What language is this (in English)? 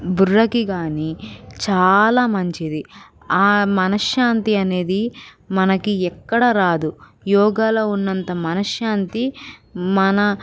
Telugu